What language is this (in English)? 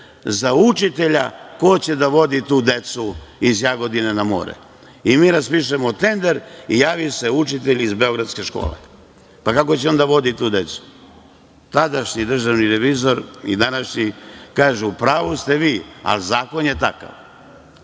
Serbian